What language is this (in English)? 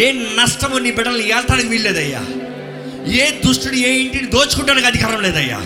Telugu